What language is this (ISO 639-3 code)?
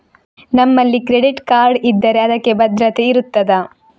kan